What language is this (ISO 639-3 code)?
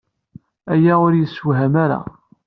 kab